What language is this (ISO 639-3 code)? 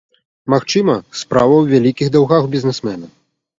bel